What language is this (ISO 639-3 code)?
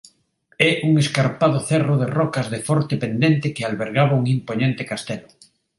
glg